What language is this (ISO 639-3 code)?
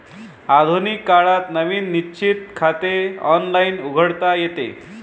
mar